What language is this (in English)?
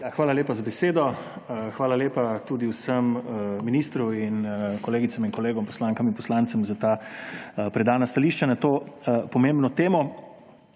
Slovenian